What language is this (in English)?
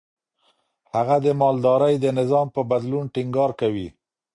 Pashto